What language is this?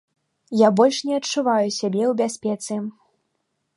Belarusian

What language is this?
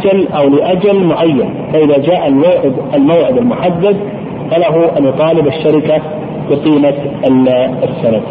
Arabic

